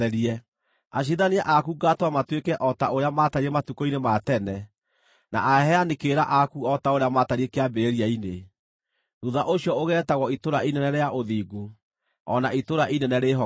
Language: Kikuyu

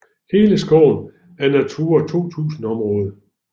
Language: Danish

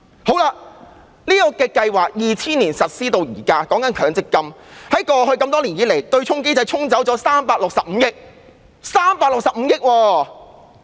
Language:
Cantonese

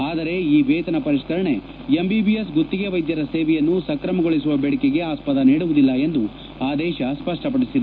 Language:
Kannada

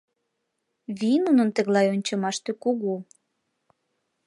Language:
Mari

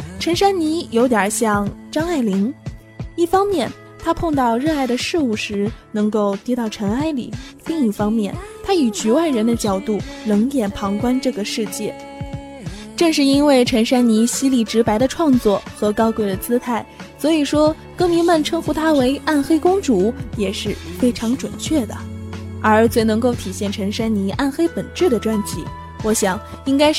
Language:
Chinese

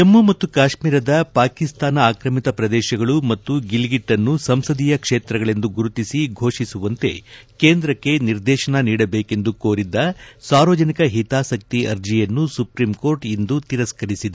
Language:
Kannada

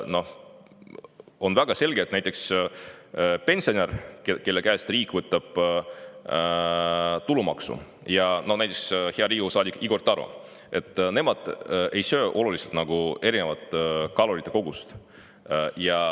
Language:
Estonian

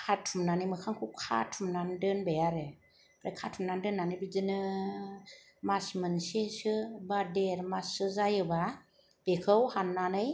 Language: Bodo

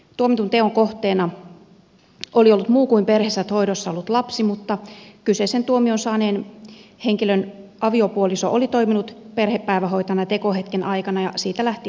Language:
Finnish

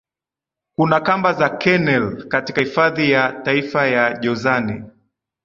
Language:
Swahili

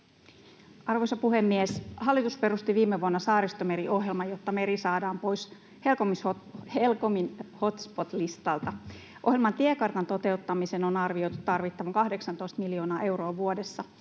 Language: Finnish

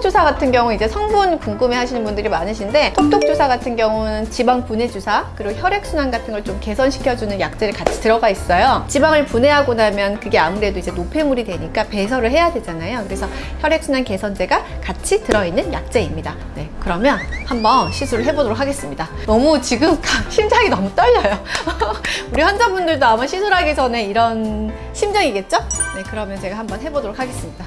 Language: Korean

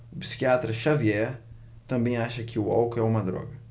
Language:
Portuguese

